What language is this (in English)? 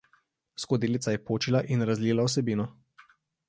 Slovenian